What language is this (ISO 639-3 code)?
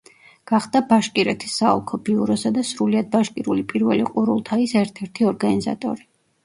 kat